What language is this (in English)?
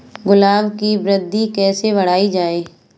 Hindi